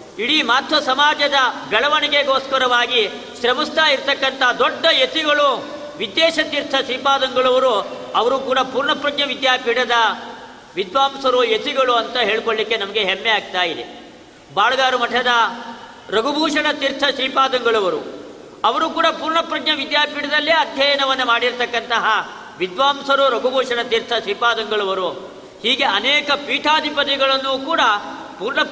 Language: Kannada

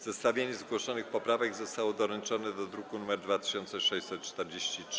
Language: Polish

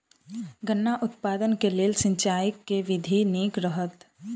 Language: Maithili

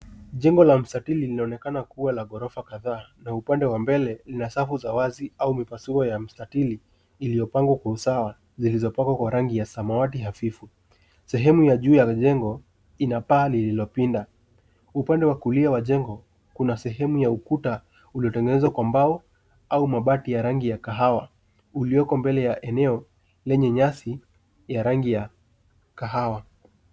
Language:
Swahili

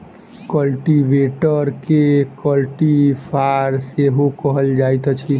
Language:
Maithili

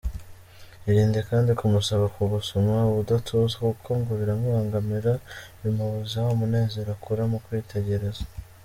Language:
Kinyarwanda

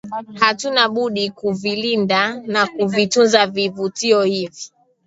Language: Swahili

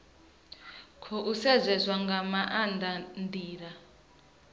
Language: Venda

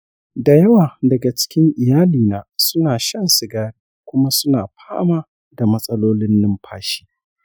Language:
Hausa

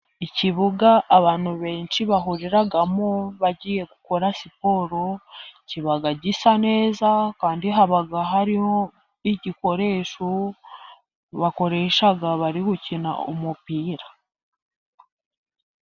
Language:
Kinyarwanda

